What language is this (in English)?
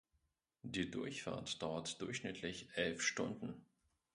German